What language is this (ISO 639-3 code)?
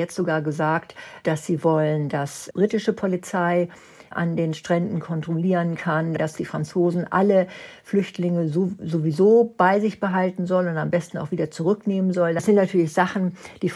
deu